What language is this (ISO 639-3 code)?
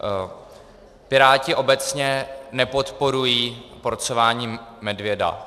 ces